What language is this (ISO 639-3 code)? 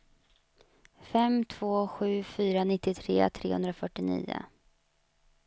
swe